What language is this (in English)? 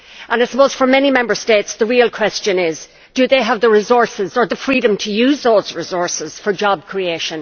English